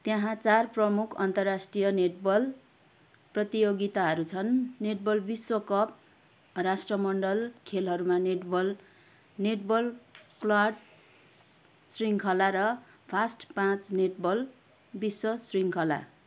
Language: Nepali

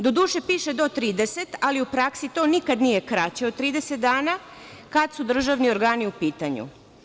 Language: Serbian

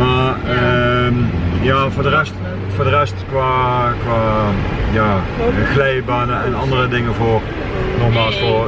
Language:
Dutch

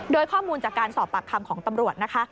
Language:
Thai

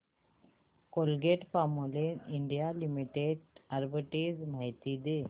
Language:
Marathi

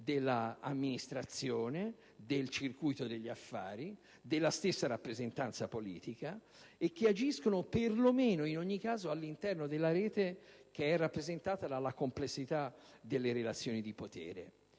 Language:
Italian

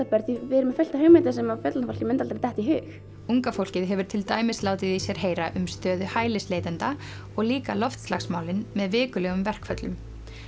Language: Icelandic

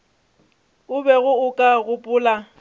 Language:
Northern Sotho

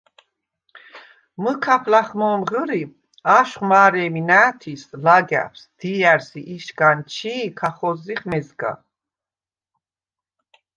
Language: Svan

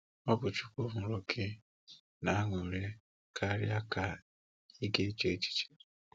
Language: Igbo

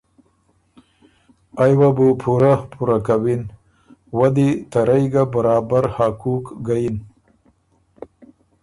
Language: Ormuri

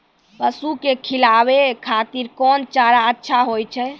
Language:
Maithili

